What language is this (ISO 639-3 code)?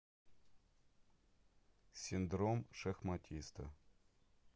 rus